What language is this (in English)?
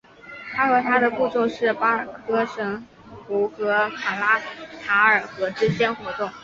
Chinese